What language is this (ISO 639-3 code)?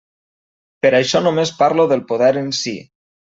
cat